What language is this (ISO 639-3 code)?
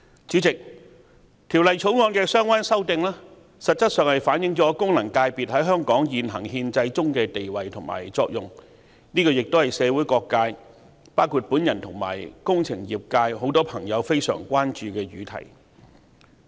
yue